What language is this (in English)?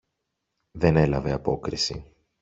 Greek